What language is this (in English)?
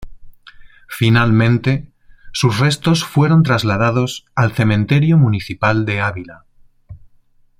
Spanish